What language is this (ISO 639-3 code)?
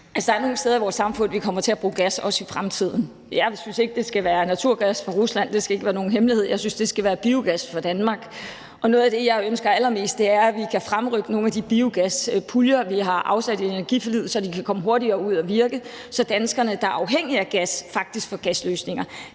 dan